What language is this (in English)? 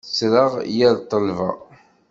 Kabyle